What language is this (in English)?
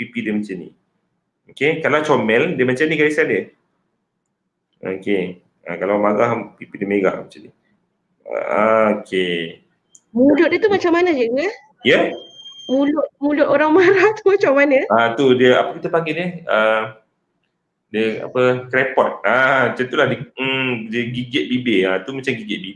Malay